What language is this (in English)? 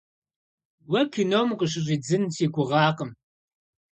Kabardian